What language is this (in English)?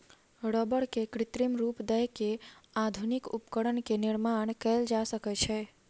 Maithili